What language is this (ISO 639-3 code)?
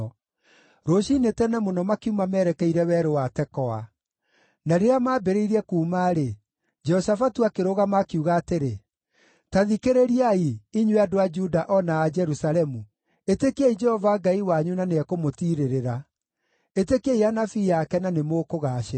kik